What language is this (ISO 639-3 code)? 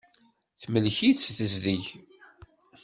kab